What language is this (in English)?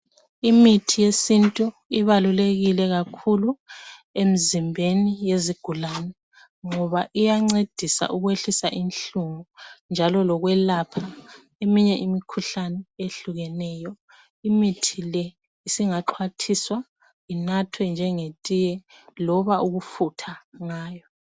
North Ndebele